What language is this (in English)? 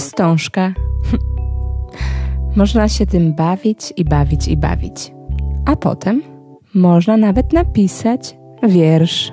Polish